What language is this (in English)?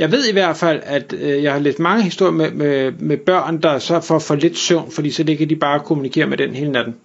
Danish